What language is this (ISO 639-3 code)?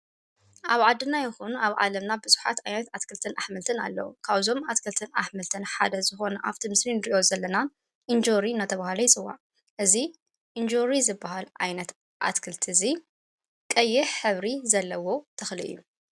tir